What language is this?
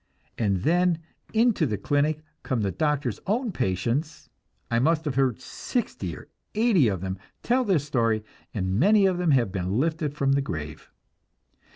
English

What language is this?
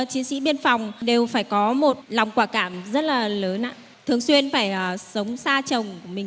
Vietnamese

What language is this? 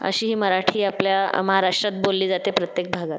Marathi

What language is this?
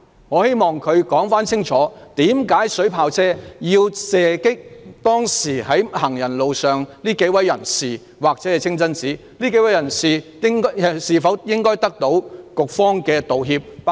Cantonese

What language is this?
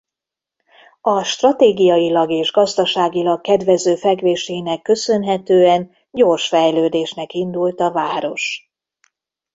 Hungarian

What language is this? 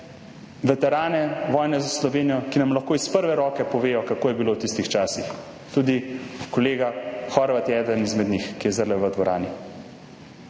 Slovenian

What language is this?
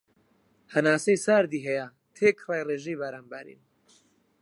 Central Kurdish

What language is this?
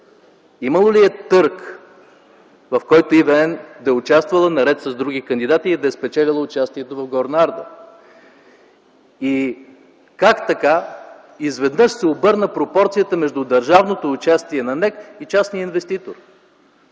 Bulgarian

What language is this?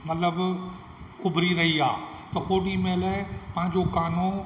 Sindhi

